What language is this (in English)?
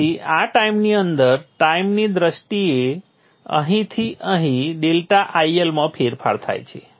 Gujarati